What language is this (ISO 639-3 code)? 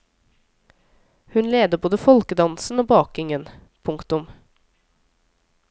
nor